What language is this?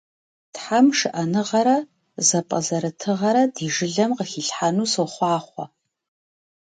Kabardian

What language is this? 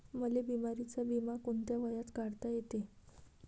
Marathi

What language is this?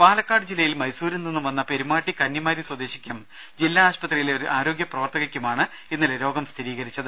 Malayalam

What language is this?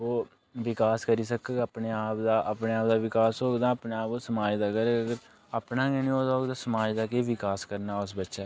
Dogri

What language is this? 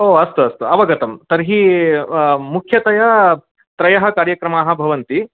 Sanskrit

